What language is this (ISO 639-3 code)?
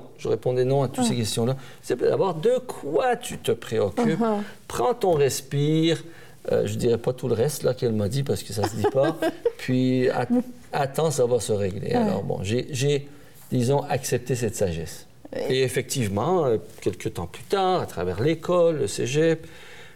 fra